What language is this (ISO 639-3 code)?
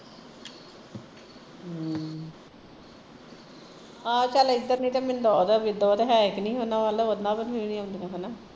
pan